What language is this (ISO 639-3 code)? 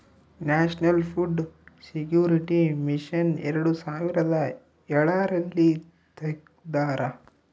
kan